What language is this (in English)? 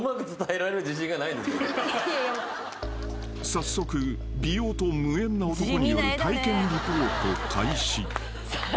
Japanese